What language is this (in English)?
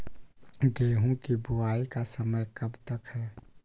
Magahi